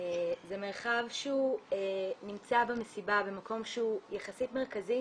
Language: Hebrew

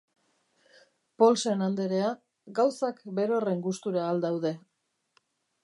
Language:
Basque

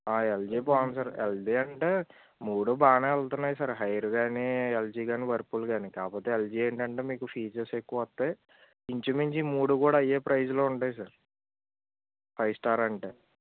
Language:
Telugu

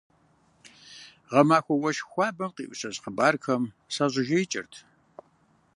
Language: Kabardian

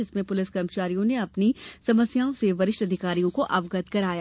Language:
Hindi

